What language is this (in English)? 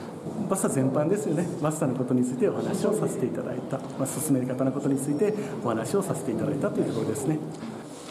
Japanese